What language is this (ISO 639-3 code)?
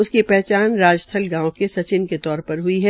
hin